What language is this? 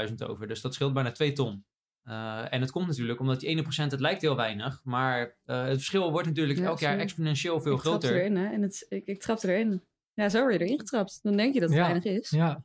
Dutch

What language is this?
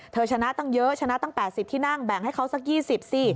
Thai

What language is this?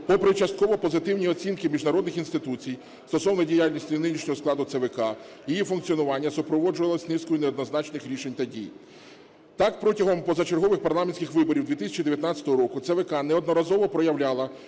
Ukrainian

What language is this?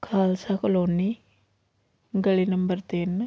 Punjabi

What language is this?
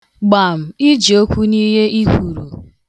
Igbo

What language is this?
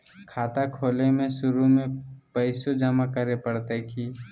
Magahi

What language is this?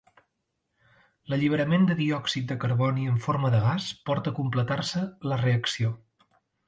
Catalan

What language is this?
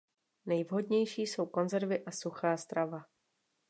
Czech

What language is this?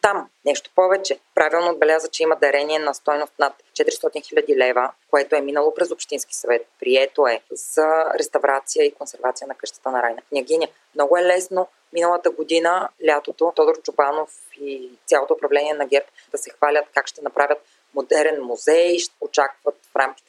Bulgarian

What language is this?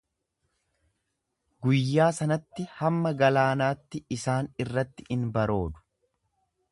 Oromo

